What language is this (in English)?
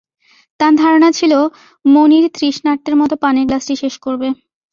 Bangla